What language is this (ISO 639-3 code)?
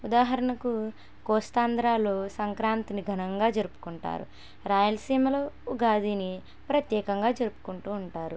tel